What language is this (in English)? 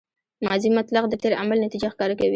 Pashto